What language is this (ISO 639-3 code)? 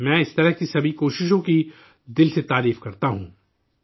urd